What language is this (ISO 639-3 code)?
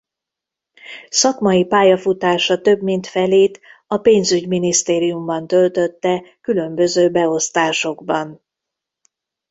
hun